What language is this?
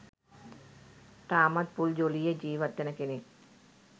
Sinhala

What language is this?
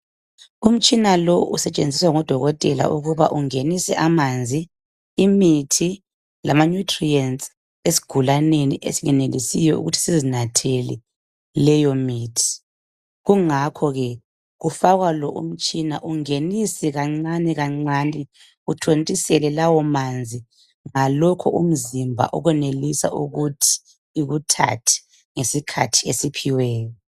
North Ndebele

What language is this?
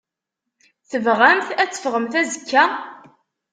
Kabyle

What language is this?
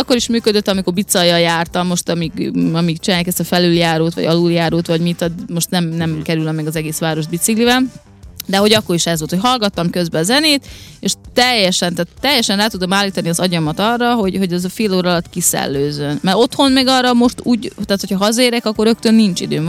Hungarian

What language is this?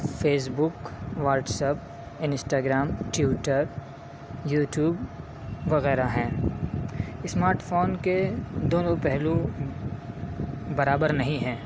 Urdu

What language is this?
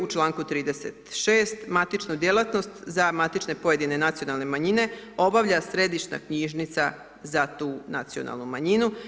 Croatian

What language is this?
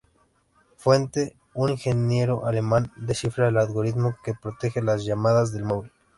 Spanish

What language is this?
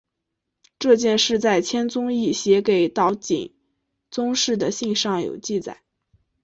Chinese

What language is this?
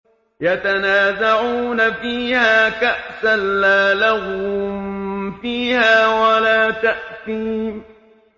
Arabic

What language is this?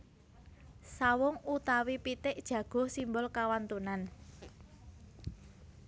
Javanese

